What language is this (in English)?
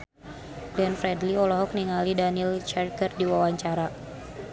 Sundanese